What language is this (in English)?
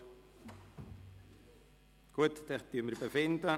Swiss German